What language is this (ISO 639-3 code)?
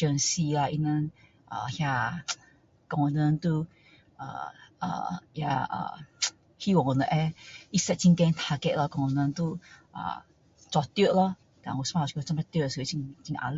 cdo